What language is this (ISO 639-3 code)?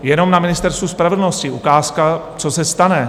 ces